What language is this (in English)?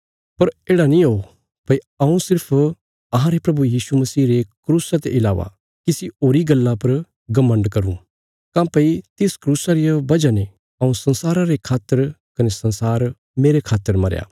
Bilaspuri